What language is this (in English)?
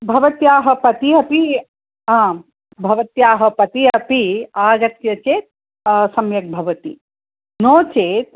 Sanskrit